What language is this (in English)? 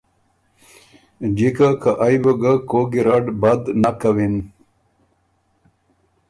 Ormuri